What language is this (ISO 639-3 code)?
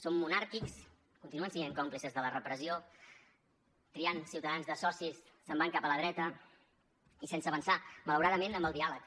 cat